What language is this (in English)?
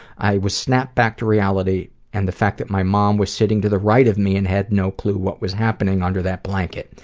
English